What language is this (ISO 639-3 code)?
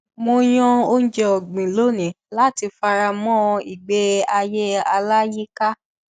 yor